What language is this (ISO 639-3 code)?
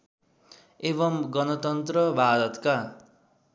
nep